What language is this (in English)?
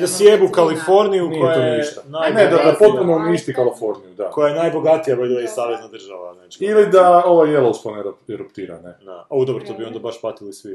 Croatian